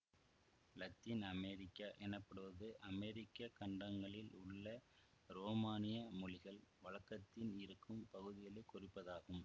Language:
Tamil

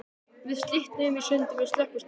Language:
Icelandic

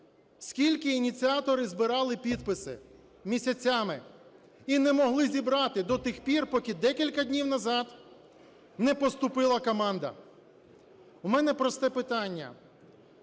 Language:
Ukrainian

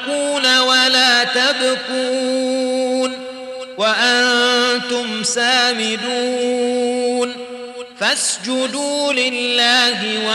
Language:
Arabic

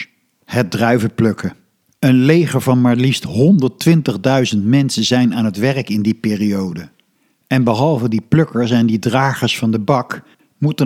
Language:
Dutch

